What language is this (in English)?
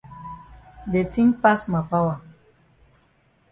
Cameroon Pidgin